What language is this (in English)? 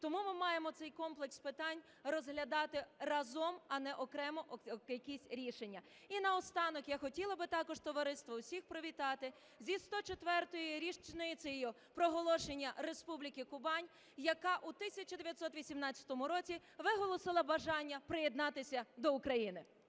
Ukrainian